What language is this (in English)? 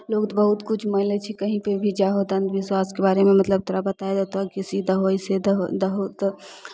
Maithili